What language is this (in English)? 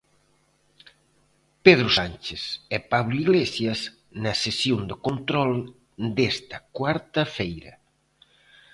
Galician